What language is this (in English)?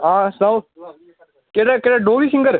Dogri